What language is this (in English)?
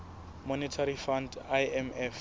Southern Sotho